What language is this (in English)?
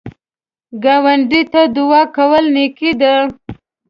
Pashto